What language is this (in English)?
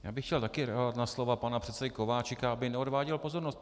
Czech